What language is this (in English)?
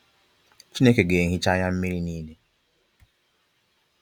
Igbo